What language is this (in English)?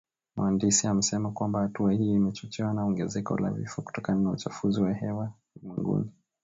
Swahili